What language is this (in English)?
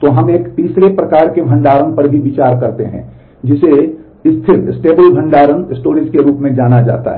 Hindi